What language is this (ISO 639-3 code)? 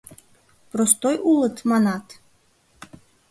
chm